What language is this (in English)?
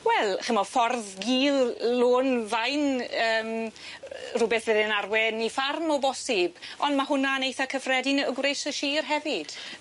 Welsh